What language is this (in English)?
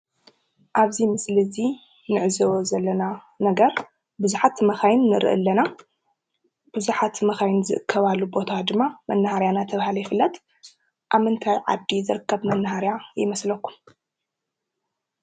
Tigrinya